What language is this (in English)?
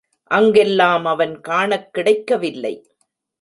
Tamil